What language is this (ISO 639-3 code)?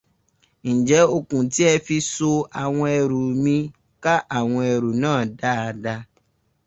yor